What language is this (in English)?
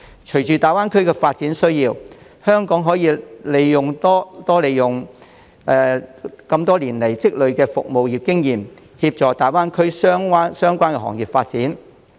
Cantonese